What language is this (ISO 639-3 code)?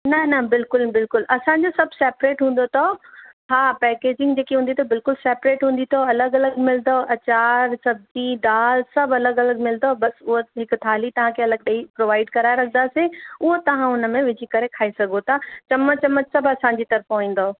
snd